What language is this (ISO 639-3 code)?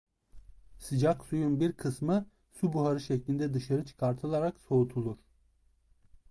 tur